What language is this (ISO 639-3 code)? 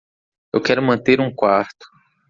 por